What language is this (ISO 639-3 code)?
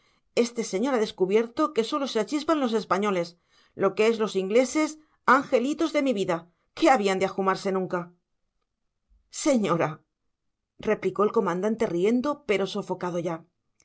spa